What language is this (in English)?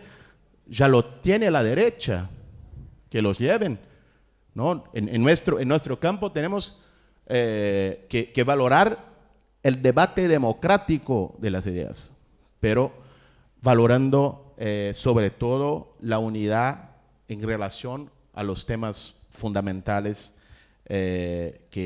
Spanish